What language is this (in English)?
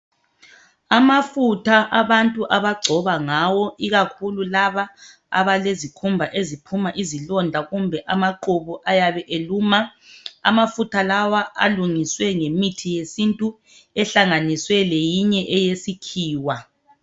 North Ndebele